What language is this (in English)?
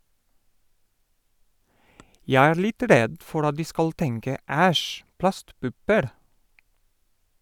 Norwegian